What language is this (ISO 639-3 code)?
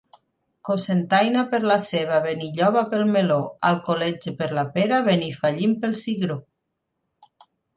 cat